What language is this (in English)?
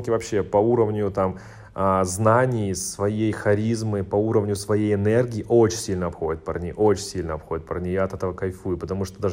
Russian